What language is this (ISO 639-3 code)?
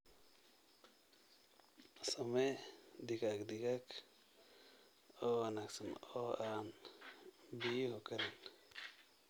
som